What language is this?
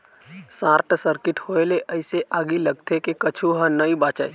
Chhattisgarhi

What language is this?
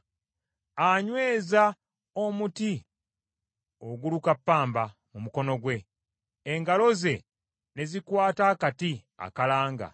Ganda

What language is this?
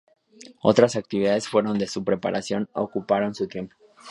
Spanish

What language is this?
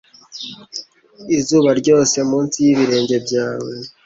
Kinyarwanda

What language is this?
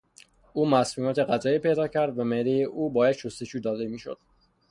Persian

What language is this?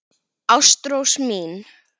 Icelandic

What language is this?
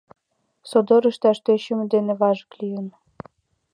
Mari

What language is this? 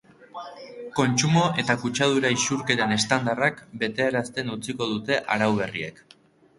Basque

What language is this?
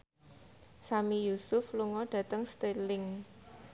Javanese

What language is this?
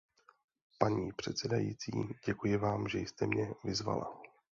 Czech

